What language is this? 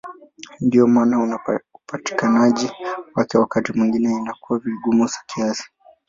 Swahili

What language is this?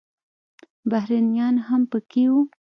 Pashto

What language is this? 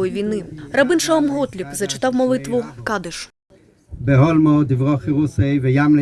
Ukrainian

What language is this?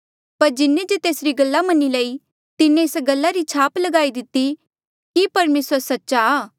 Mandeali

